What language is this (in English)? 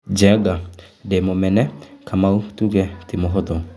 Kikuyu